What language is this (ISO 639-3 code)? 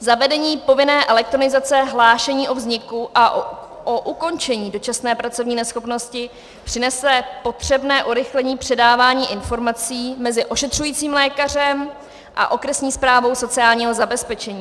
ces